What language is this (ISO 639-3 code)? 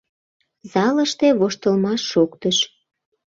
chm